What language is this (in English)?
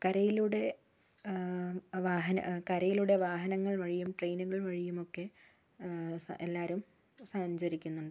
Malayalam